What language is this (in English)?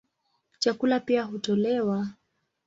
Swahili